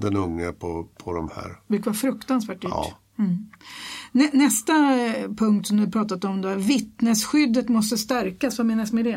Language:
Swedish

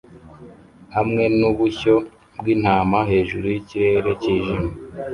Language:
Kinyarwanda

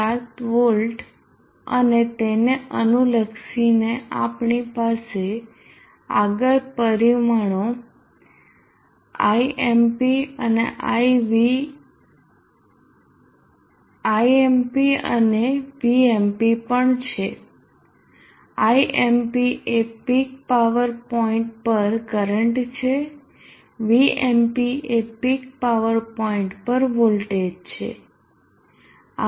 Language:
Gujarati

